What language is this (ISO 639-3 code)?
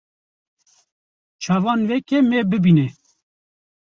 kur